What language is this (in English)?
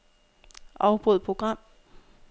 Danish